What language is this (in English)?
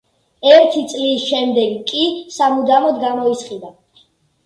Georgian